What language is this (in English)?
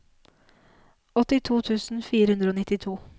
Norwegian